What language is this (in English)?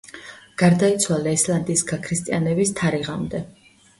Georgian